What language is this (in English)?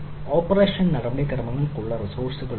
Malayalam